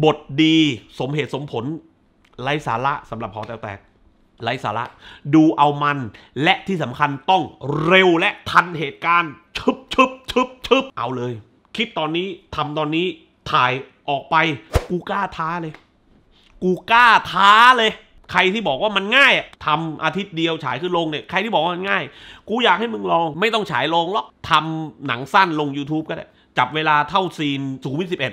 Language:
Thai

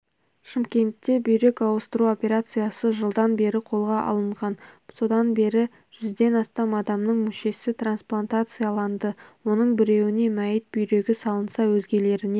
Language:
Kazakh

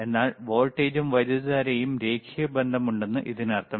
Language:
Malayalam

